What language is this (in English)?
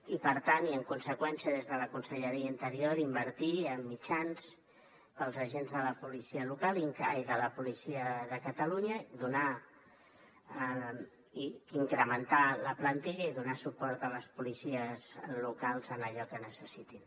Catalan